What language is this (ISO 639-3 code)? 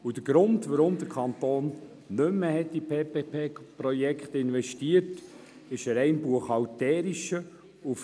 gsw